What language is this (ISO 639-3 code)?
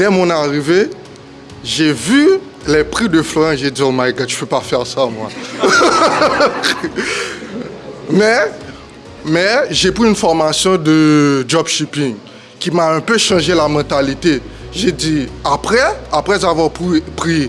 fra